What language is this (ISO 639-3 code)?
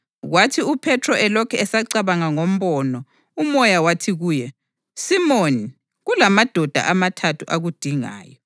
nde